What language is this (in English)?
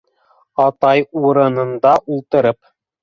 Bashkir